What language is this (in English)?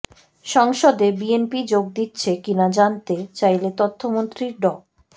Bangla